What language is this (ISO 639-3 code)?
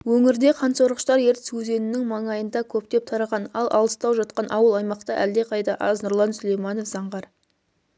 kaz